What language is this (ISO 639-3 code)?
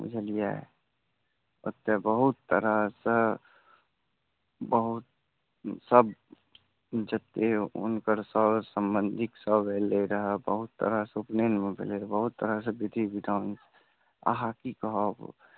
mai